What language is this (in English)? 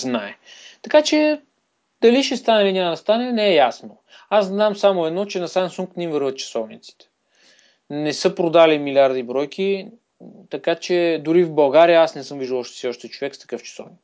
Bulgarian